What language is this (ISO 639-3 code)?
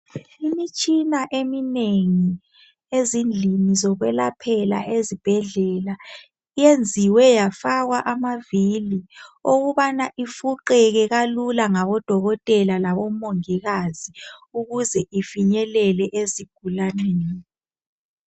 nde